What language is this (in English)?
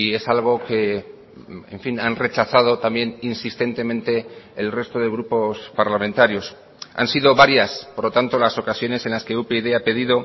Spanish